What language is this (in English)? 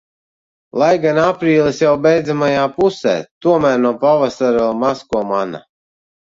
Latvian